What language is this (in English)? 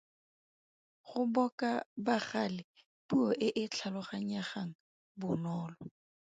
Tswana